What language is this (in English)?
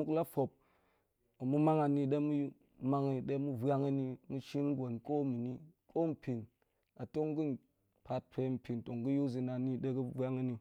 Goemai